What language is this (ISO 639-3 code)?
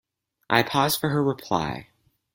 eng